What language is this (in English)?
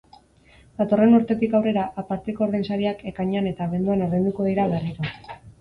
Basque